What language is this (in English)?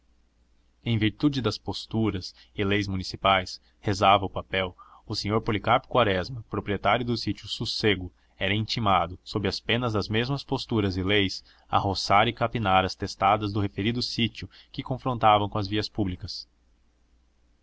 Portuguese